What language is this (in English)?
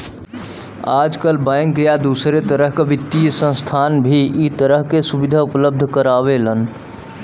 Bhojpuri